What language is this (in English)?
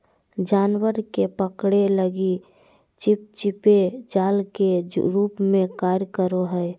Magahi